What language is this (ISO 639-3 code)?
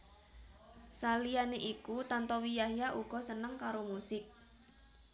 jav